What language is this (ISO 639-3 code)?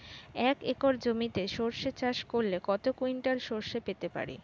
ben